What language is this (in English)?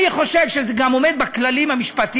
Hebrew